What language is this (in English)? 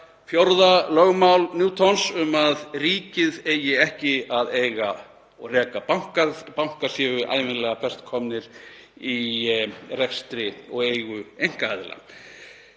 Icelandic